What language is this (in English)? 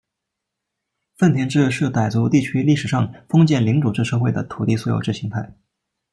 Chinese